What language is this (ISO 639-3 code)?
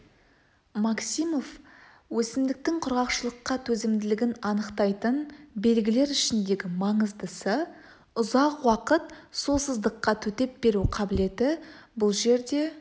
kaz